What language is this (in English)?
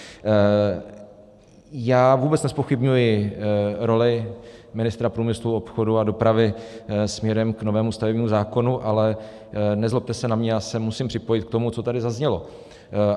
Czech